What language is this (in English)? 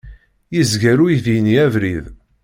Kabyle